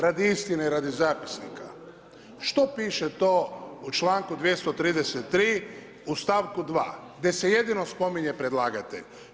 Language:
Croatian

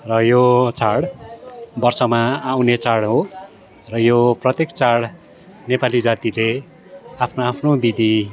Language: Nepali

